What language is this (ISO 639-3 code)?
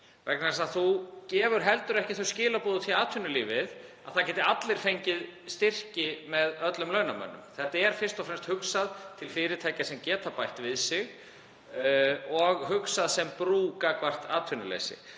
isl